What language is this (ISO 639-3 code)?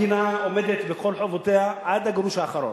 heb